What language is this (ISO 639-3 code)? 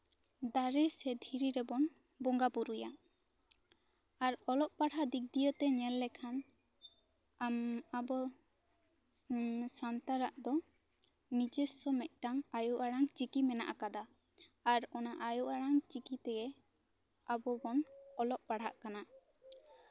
sat